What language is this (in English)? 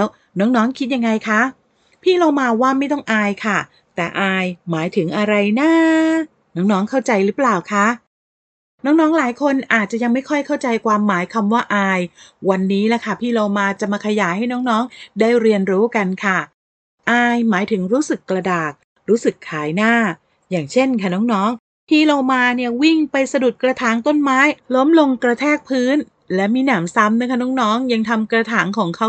Thai